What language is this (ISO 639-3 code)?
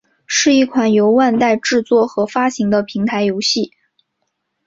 zho